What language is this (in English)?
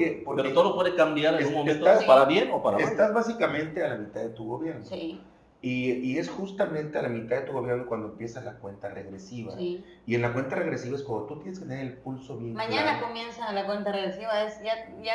Spanish